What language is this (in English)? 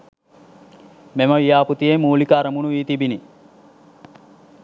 Sinhala